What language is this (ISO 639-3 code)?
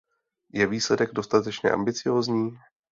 ces